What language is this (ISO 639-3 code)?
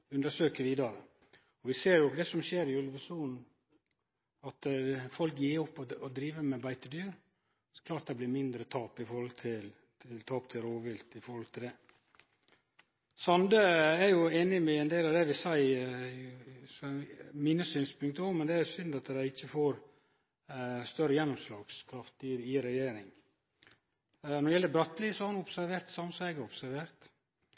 nno